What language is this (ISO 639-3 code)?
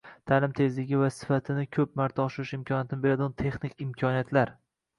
uzb